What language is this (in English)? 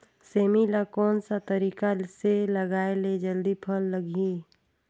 Chhattisgarhi